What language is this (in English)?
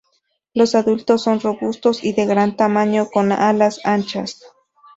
Spanish